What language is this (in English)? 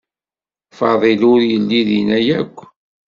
Kabyle